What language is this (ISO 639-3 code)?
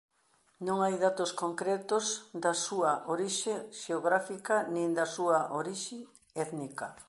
glg